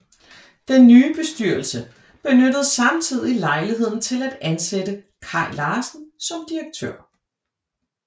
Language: Danish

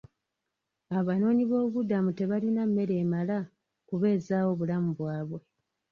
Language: Ganda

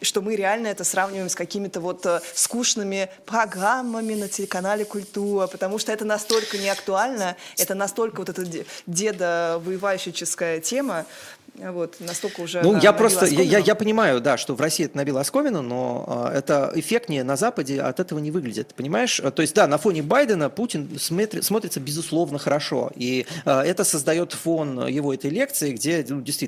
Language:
Russian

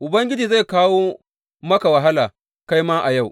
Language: Hausa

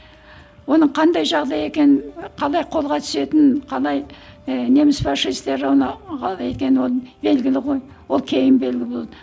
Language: Kazakh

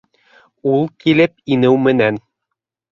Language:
Bashkir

